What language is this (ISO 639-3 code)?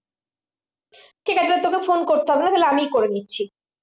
ben